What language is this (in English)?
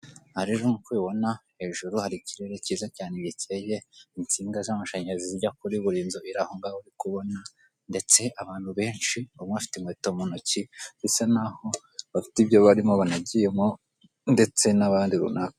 Kinyarwanda